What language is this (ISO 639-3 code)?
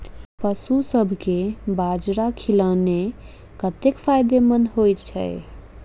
mai